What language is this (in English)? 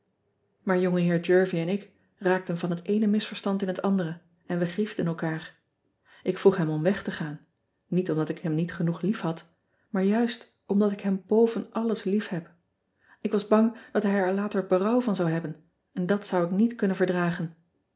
Dutch